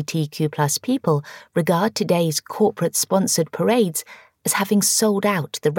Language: English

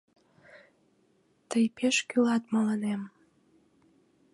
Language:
Mari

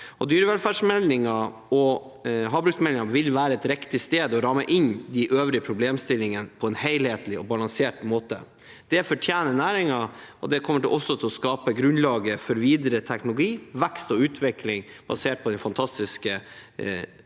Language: Norwegian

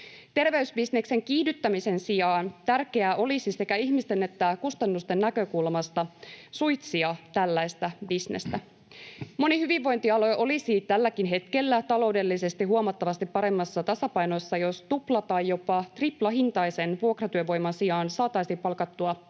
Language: Finnish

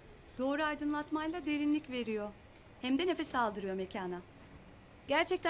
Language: Turkish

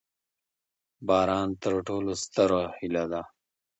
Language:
Pashto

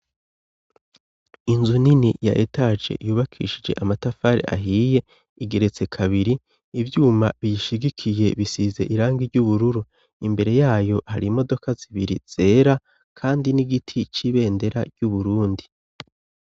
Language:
Rundi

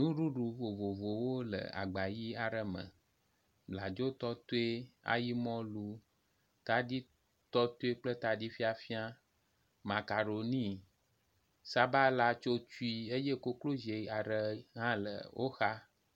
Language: Ewe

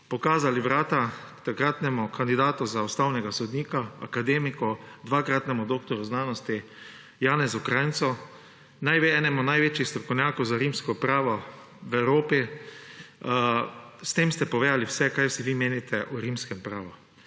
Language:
Slovenian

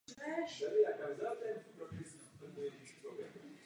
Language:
Czech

